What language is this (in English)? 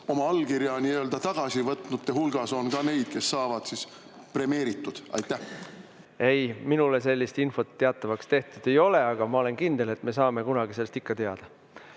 Estonian